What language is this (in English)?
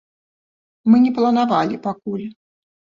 Belarusian